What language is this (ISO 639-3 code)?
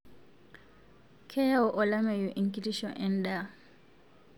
mas